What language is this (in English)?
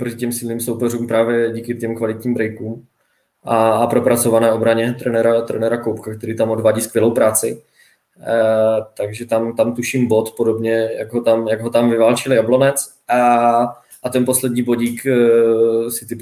Czech